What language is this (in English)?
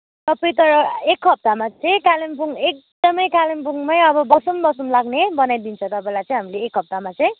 Nepali